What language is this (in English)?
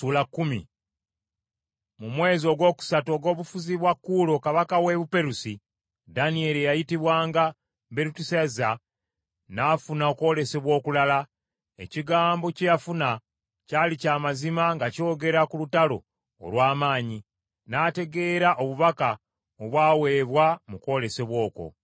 Ganda